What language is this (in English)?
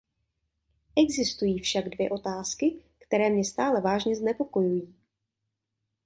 Czech